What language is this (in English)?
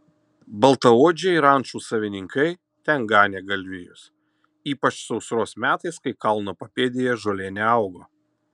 Lithuanian